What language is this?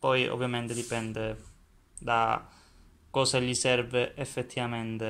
Italian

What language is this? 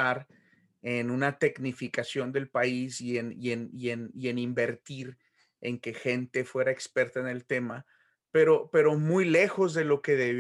Spanish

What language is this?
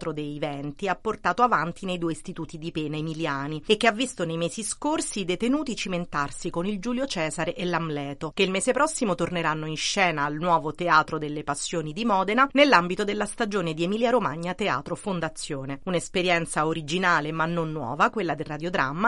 Italian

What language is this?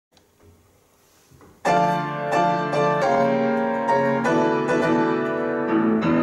Romanian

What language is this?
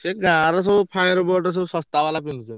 Odia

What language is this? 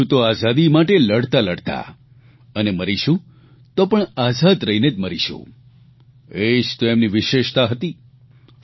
Gujarati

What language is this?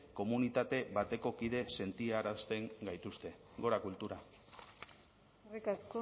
Basque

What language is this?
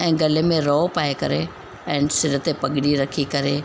Sindhi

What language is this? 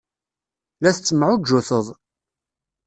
Kabyle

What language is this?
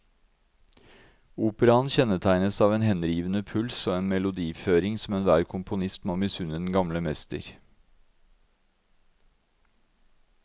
Norwegian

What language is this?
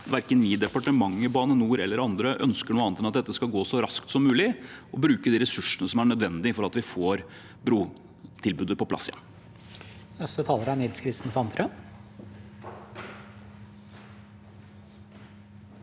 Norwegian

